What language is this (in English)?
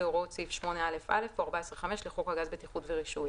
Hebrew